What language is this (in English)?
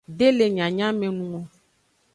Aja (Benin)